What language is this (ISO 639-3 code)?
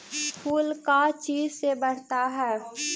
mag